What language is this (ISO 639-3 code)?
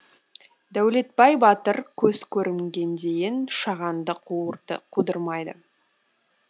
kaz